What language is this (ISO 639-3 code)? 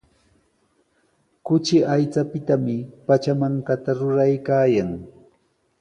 qws